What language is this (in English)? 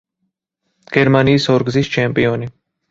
Georgian